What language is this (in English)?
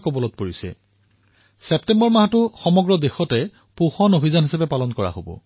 Assamese